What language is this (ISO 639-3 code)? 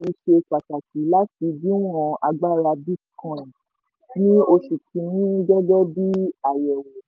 yor